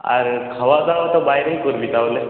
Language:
Bangla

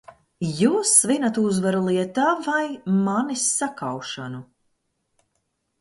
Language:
Latvian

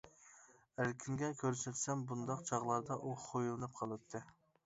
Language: Uyghur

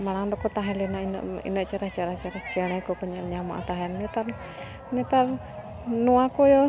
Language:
Santali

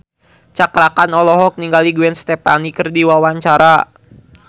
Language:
Sundanese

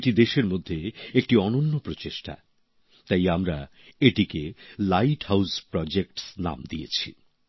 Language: Bangla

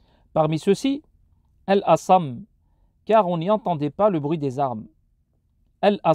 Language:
French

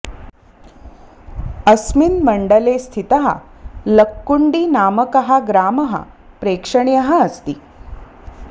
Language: Sanskrit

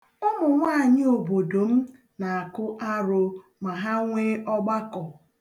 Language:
Igbo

